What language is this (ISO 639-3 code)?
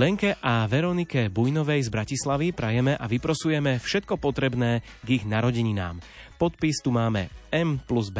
slk